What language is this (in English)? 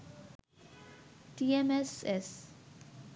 Bangla